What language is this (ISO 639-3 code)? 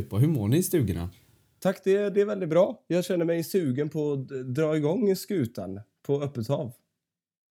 swe